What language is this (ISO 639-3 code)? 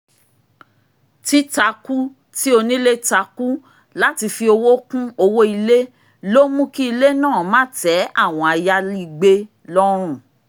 yor